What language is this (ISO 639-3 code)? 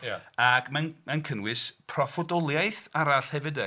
cym